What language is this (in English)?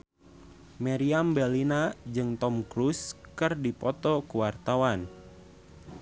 Sundanese